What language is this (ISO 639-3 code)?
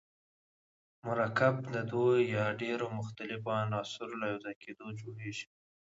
pus